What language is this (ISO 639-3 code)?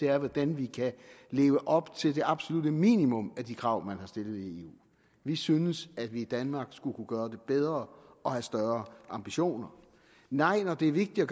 dan